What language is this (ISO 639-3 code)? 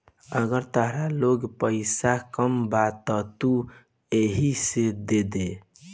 bho